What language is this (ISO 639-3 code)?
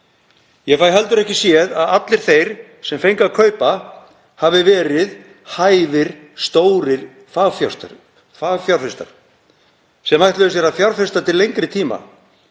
isl